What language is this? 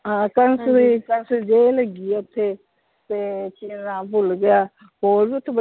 Punjabi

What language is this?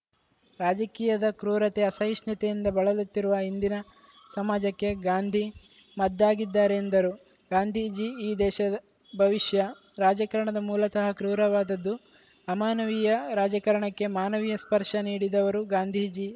Kannada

